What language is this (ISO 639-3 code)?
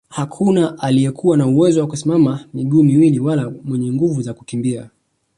swa